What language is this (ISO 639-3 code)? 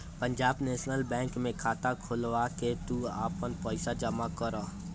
bho